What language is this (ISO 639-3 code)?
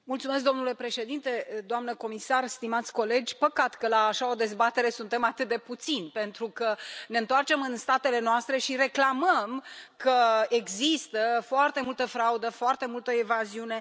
ron